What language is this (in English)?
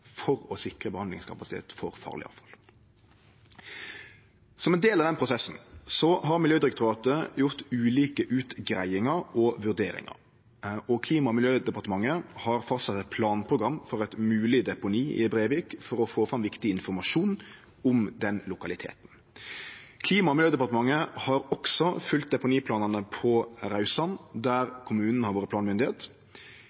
Norwegian Nynorsk